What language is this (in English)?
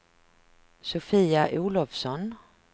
Swedish